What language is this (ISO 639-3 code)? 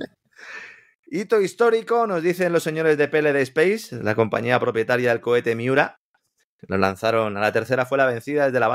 spa